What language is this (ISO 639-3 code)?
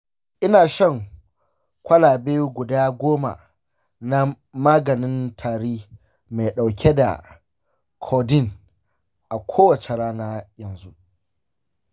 hau